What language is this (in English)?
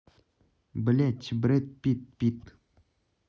Russian